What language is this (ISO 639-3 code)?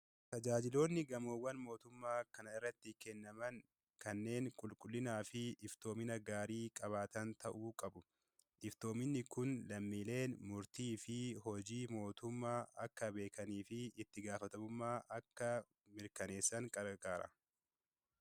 orm